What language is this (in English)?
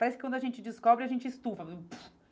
Portuguese